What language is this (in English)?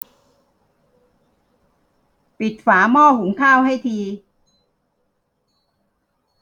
Thai